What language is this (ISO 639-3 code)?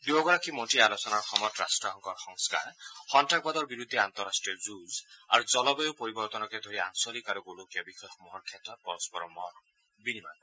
asm